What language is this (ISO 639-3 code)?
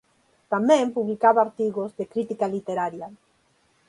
glg